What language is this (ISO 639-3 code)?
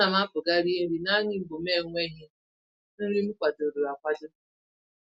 ibo